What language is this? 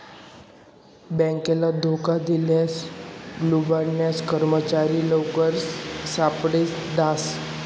Marathi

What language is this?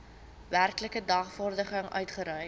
Afrikaans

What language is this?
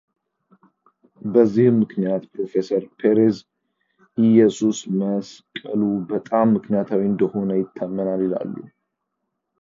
Amharic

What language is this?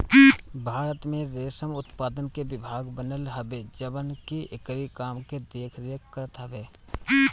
Bhojpuri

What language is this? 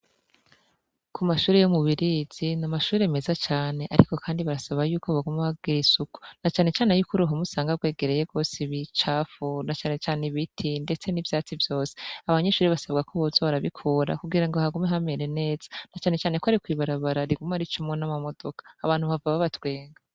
Rundi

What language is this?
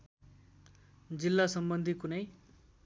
Nepali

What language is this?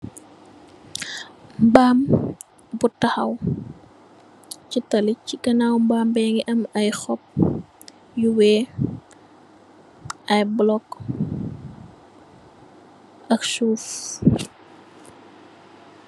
Wolof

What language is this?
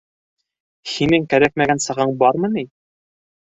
Bashkir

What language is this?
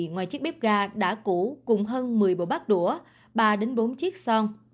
Vietnamese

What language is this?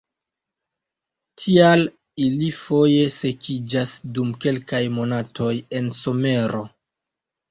Esperanto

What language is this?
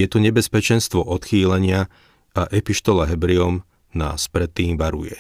Slovak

